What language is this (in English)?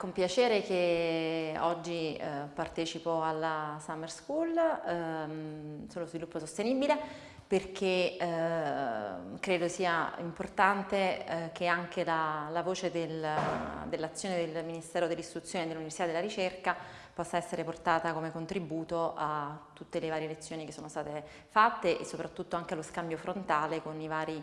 Italian